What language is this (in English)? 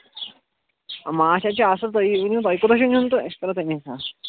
Kashmiri